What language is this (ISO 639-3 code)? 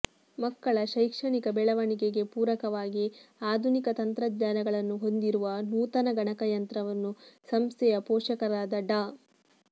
kan